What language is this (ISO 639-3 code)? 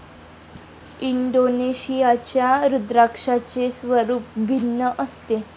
mar